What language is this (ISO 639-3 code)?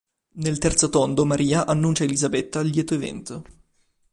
ita